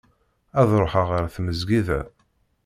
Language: Kabyle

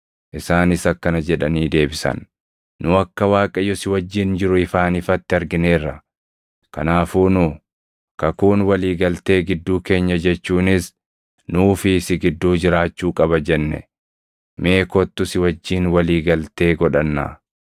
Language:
Oromo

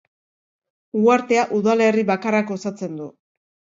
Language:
Basque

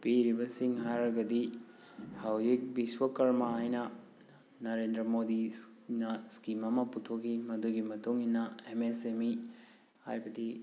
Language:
Manipuri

